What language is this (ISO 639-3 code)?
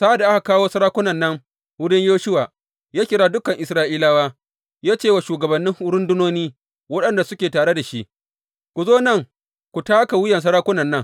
hau